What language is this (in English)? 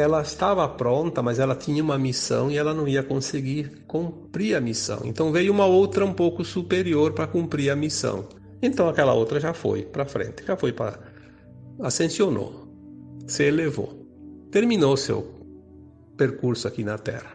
Portuguese